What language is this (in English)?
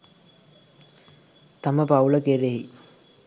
Sinhala